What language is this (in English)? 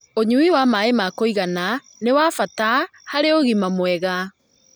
Kikuyu